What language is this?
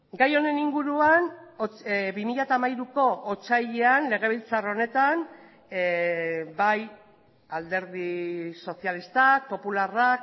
Basque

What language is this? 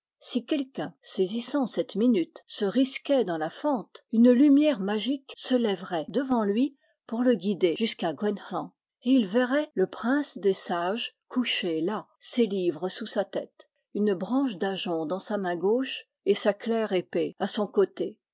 French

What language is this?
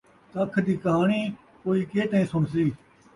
Saraiki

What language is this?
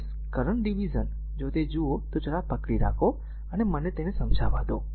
Gujarati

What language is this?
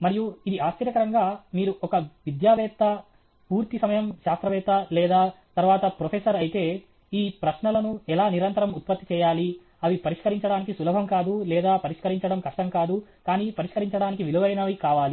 Telugu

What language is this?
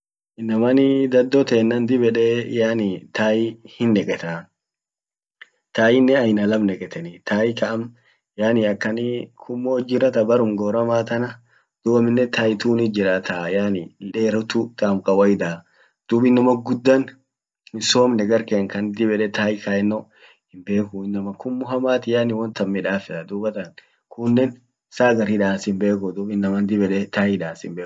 Orma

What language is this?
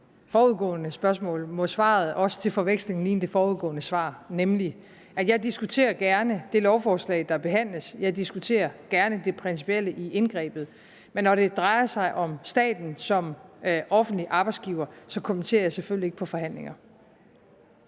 Danish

